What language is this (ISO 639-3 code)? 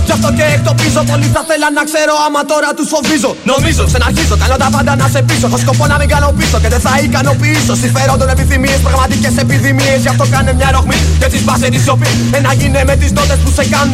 ell